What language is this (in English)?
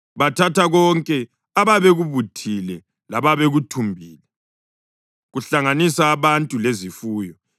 North Ndebele